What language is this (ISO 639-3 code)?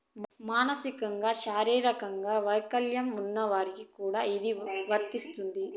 tel